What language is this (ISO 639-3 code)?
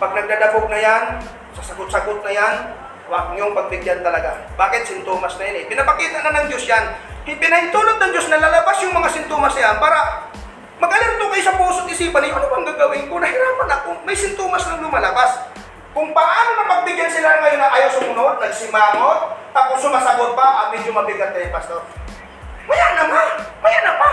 fil